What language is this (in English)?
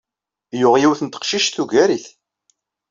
Kabyle